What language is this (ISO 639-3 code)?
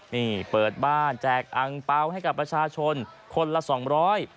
tha